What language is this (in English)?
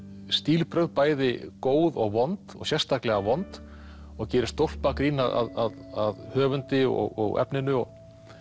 Icelandic